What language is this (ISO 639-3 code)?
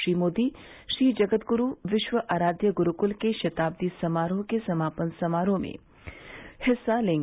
hin